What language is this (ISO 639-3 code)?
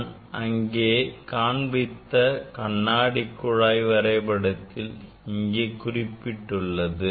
tam